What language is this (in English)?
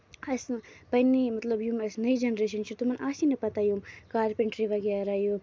Kashmiri